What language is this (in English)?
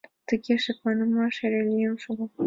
Mari